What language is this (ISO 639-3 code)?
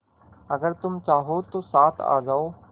hin